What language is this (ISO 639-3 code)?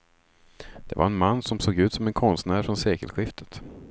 swe